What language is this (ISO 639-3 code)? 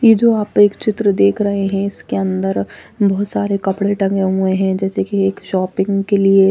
hin